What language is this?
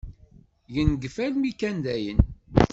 Kabyle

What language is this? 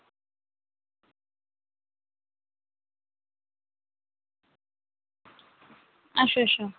Dogri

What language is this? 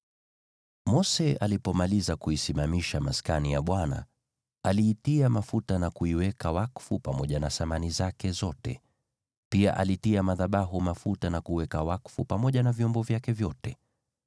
Swahili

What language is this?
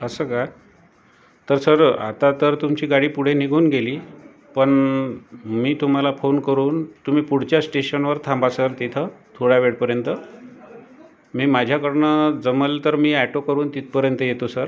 Marathi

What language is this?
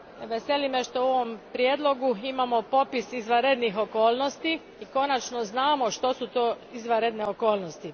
Croatian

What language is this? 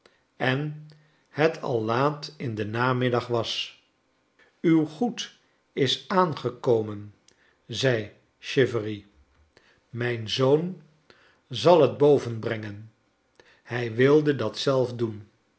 Dutch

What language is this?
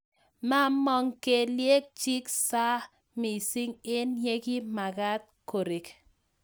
Kalenjin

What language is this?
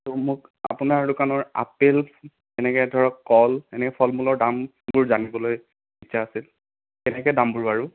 Assamese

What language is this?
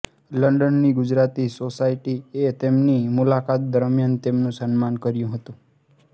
Gujarati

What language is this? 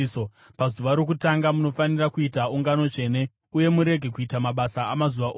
Shona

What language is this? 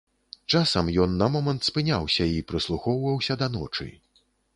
Belarusian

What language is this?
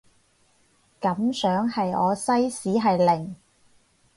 Cantonese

